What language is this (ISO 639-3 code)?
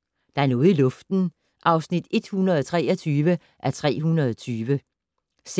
dan